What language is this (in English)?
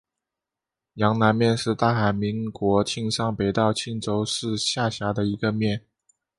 Chinese